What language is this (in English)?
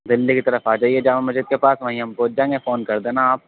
Urdu